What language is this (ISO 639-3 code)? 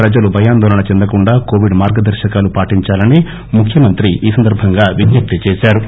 tel